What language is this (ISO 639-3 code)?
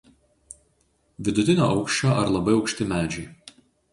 lit